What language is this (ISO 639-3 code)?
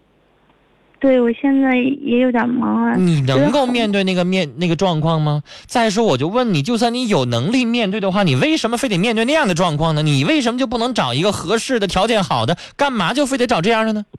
zho